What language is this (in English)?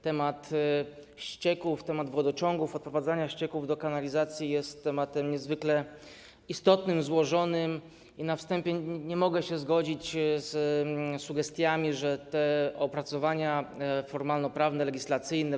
Polish